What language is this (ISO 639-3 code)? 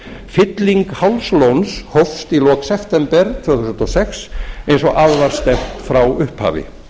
isl